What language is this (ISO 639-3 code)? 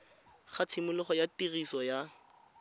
tsn